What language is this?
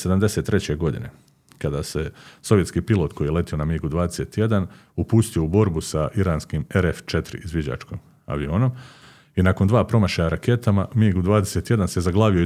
Croatian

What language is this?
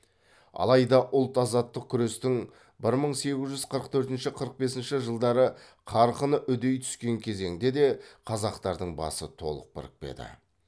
Kazakh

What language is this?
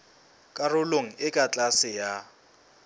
Southern Sotho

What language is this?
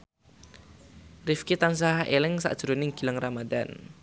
Javanese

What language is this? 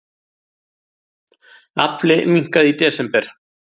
Icelandic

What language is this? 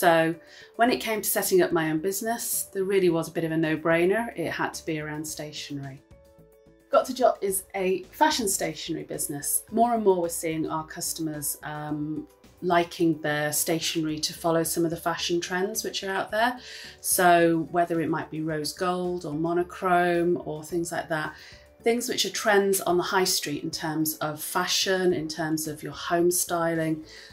English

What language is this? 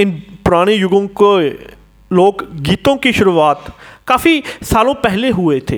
Hindi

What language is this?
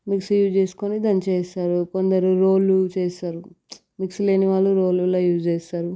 Telugu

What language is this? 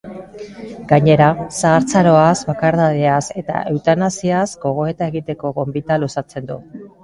Basque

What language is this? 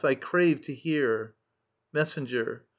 English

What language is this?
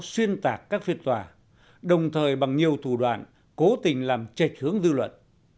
Vietnamese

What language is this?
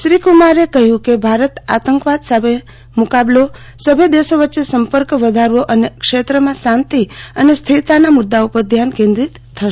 Gujarati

